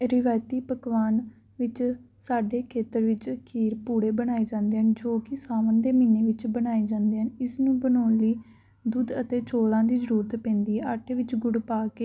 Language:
Punjabi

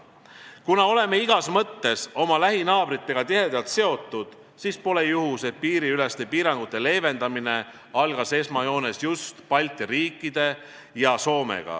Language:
Estonian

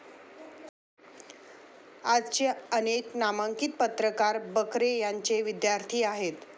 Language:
Marathi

